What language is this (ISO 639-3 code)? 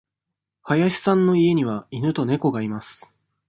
jpn